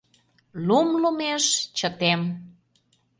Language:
Mari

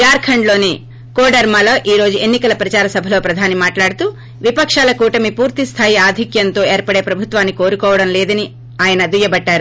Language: Telugu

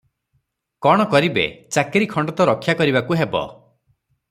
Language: Odia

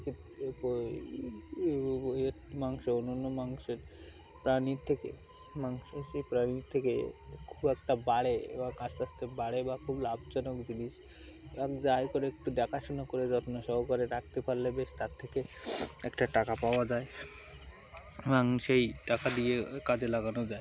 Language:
Bangla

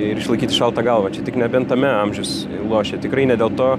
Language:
Lithuanian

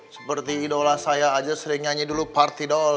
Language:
Indonesian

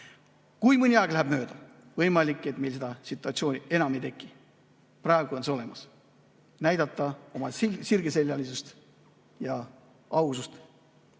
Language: Estonian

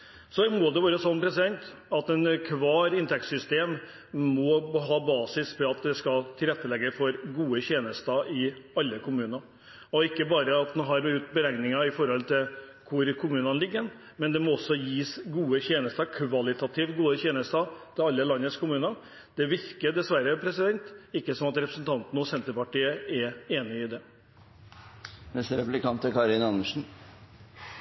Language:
Norwegian Bokmål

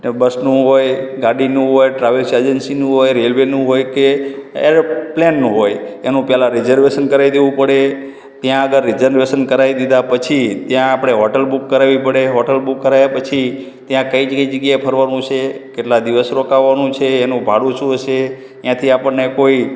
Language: Gujarati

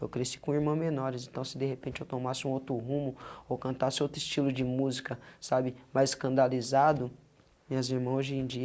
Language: Portuguese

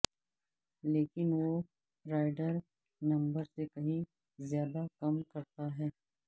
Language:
Urdu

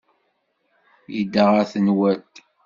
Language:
Kabyle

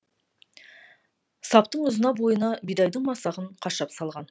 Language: Kazakh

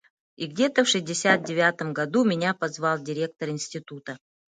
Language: Yakut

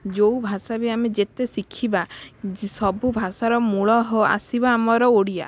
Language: Odia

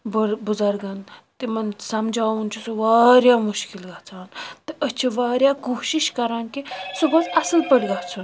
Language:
Kashmiri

